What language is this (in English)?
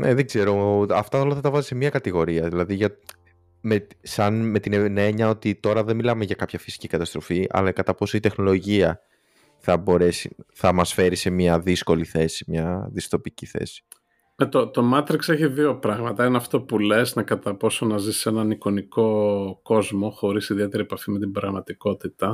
Greek